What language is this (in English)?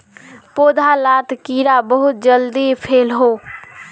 Magahi